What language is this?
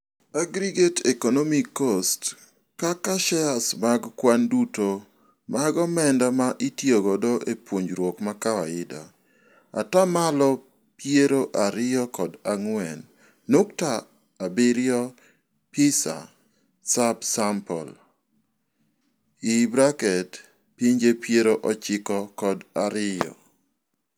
Luo (Kenya and Tanzania)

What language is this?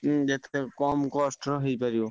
Odia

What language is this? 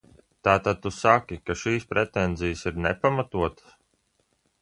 Latvian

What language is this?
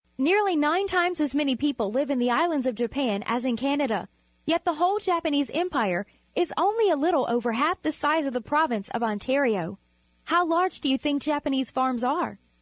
English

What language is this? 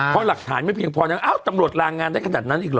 Thai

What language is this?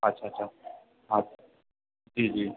Sindhi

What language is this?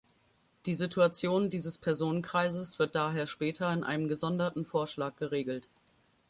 German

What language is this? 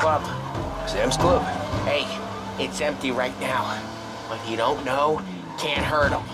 English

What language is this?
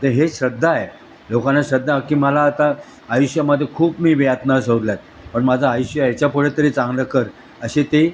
Marathi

